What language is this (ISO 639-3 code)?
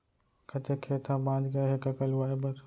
hne